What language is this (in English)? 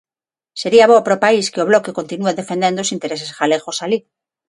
Galician